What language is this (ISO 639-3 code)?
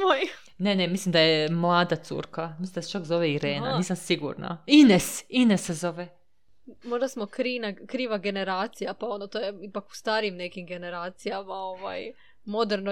hrv